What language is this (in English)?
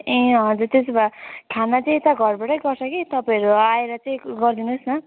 Nepali